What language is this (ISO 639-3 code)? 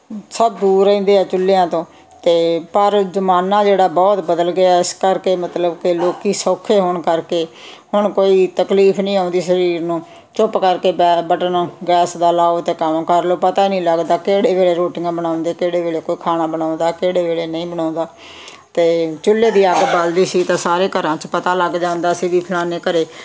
pan